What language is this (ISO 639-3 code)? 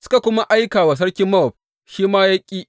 hau